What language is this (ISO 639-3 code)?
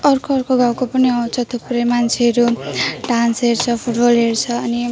nep